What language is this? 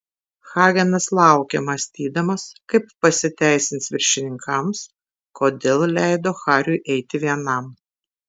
Lithuanian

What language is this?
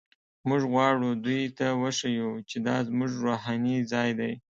Pashto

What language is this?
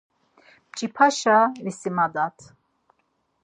Laz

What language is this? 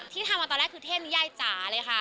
Thai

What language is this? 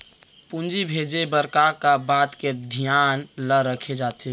Chhattisgarhi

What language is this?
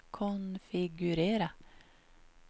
Swedish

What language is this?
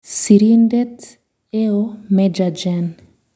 Kalenjin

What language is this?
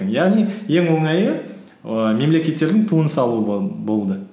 Kazakh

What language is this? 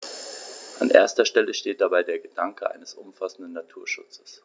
German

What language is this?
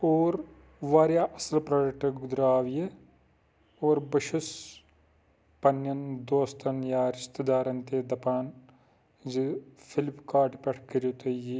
Kashmiri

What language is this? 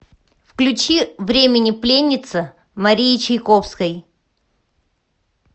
Russian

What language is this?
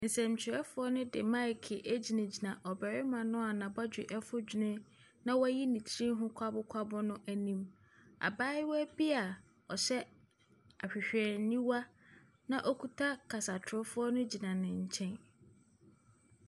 Akan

